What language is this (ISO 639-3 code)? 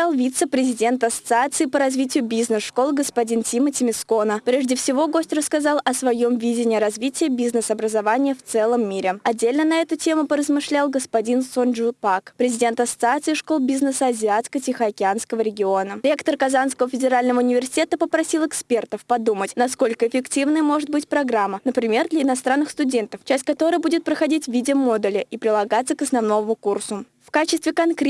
rus